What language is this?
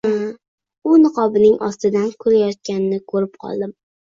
Uzbek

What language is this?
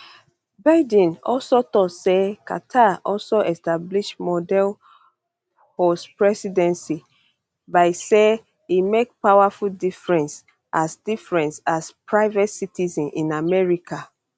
Nigerian Pidgin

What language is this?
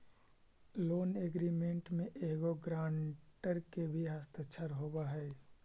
Magahi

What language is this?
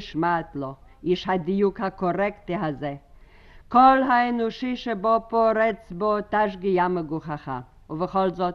Hebrew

